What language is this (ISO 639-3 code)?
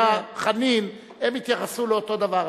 heb